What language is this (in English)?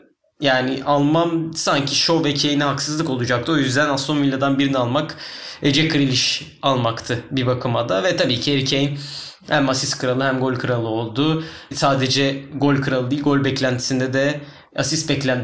Turkish